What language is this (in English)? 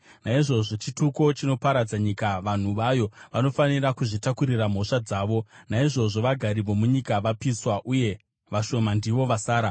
Shona